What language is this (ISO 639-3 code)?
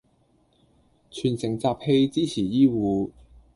yue